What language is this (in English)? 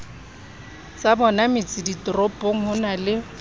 Southern Sotho